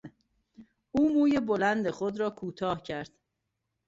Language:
Persian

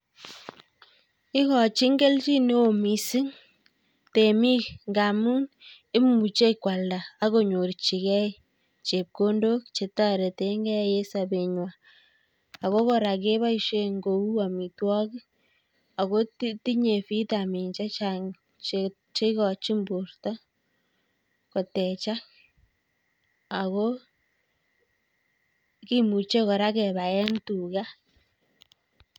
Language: Kalenjin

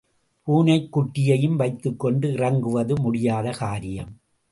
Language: Tamil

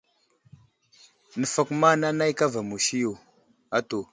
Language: Wuzlam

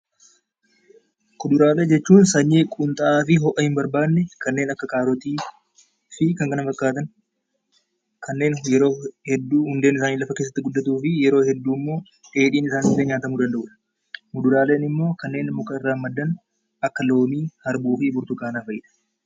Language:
Oromo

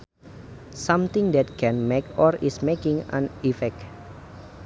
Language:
Sundanese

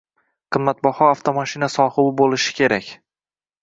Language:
Uzbek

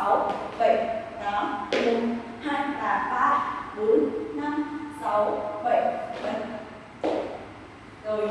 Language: Vietnamese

